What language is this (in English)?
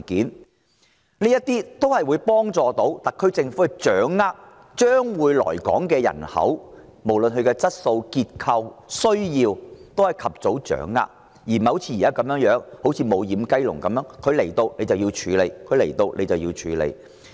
Cantonese